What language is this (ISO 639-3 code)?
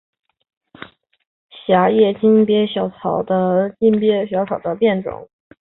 zho